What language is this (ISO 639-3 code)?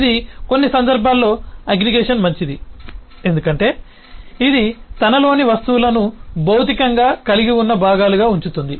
tel